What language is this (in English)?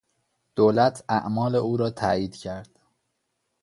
Persian